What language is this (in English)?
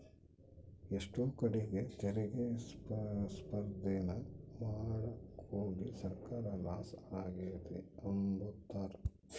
Kannada